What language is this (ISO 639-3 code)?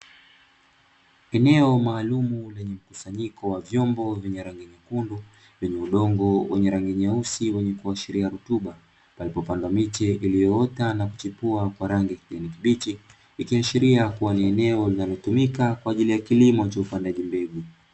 swa